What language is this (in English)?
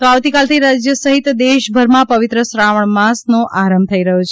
Gujarati